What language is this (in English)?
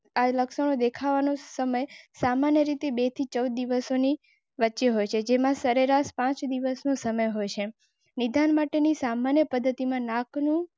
Gujarati